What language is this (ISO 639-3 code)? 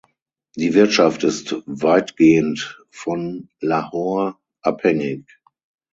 deu